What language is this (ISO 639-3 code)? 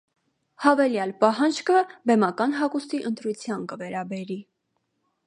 hye